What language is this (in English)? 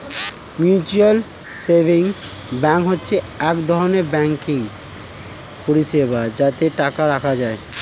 Bangla